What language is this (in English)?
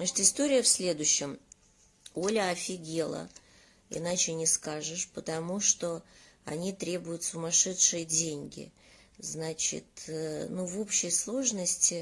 Russian